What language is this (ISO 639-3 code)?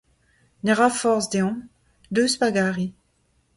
bre